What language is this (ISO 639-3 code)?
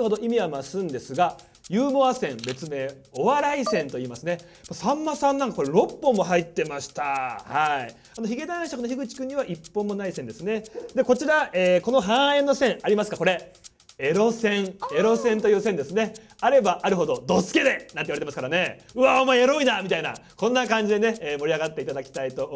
jpn